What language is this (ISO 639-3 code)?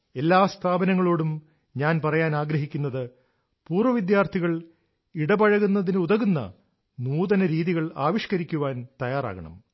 mal